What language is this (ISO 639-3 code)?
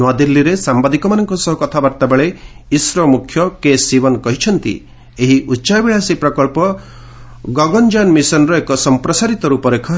ori